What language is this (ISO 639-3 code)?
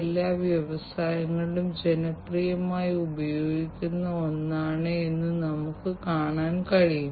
mal